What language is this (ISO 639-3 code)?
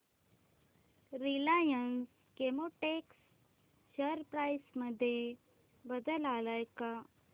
mar